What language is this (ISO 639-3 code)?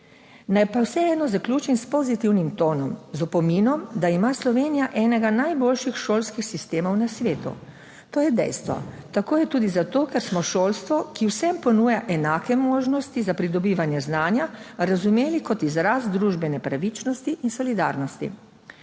slv